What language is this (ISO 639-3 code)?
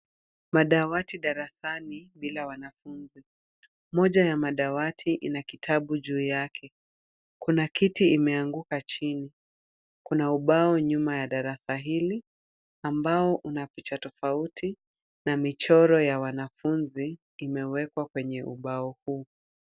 swa